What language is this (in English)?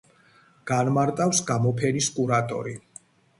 Georgian